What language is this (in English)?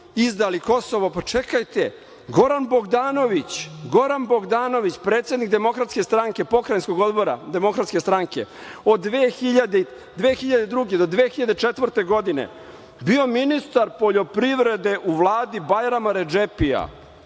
Serbian